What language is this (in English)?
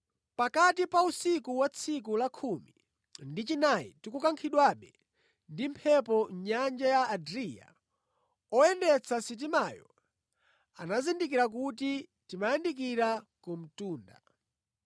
Nyanja